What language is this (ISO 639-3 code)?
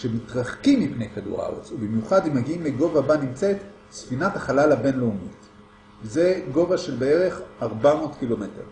heb